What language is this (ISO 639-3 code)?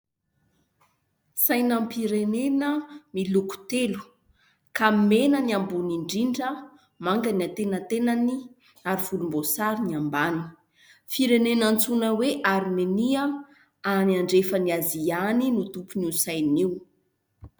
mlg